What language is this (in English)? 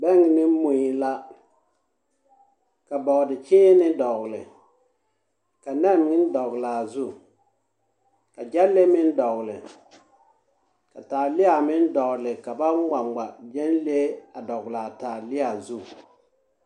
Southern Dagaare